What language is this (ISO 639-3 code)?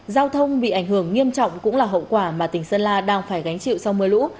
vie